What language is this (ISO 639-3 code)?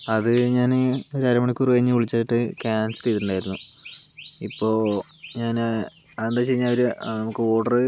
mal